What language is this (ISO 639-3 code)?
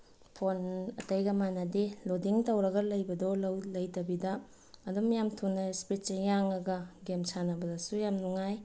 mni